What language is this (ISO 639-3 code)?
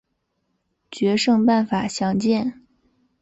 zho